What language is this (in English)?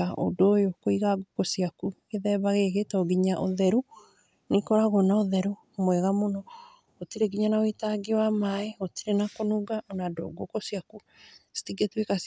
Kikuyu